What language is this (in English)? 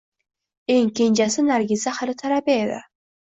Uzbek